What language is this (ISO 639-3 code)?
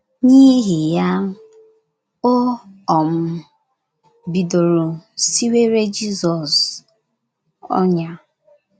ibo